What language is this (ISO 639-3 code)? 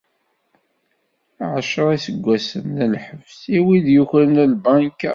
kab